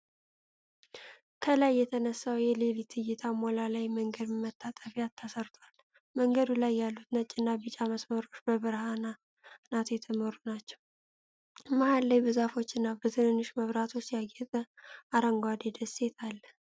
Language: Amharic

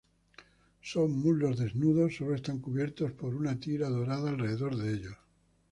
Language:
Spanish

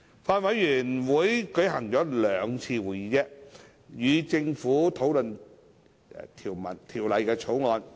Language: Cantonese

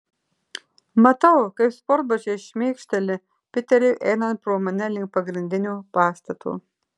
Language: Lithuanian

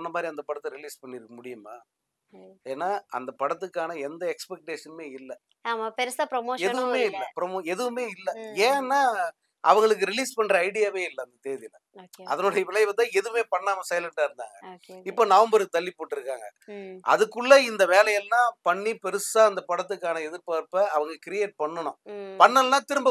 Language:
Tamil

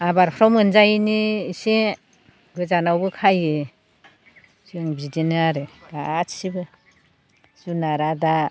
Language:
Bodo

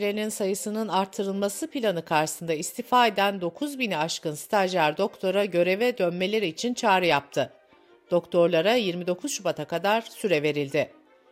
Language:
Turkish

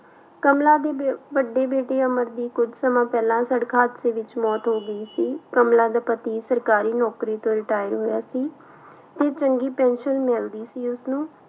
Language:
Punjabi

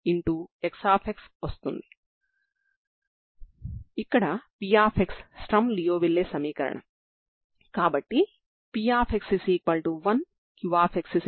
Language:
Telugu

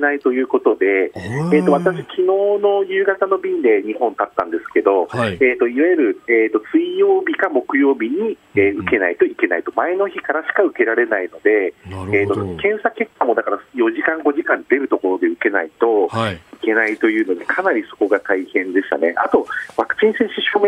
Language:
Japanese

